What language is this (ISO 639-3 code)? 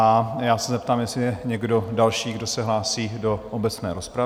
ces